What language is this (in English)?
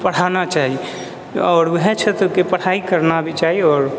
Maithili